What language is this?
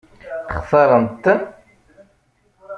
Kabyle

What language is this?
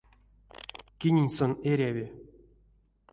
Erzya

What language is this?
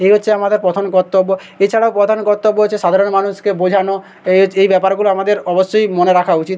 Bangla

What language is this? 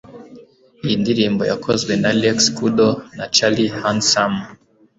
Kinyarwanda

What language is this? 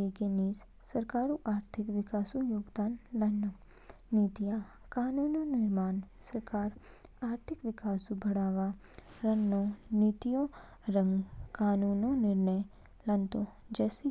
Kinnauri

